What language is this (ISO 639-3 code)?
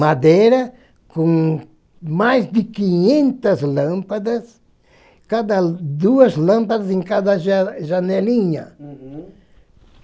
por